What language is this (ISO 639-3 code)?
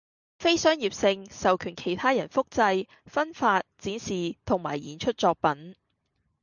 yue